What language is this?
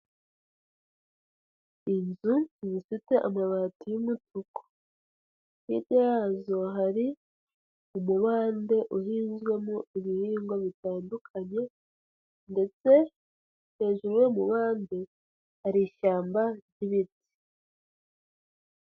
Kinyarwanda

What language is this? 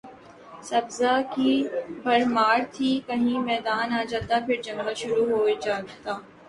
Urdu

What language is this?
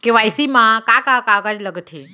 Chhattisgarhi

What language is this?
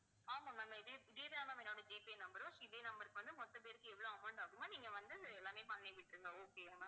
Tamil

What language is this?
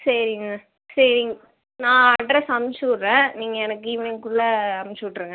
Tamil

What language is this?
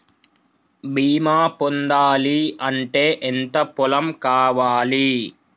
Telugu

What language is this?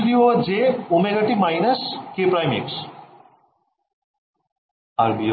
Bangla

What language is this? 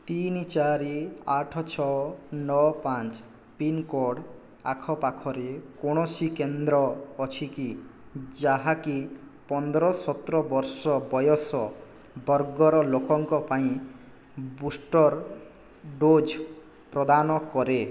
Odia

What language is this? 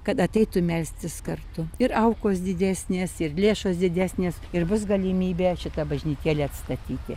Lithuanian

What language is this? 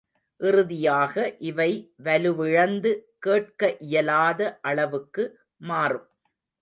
Tamil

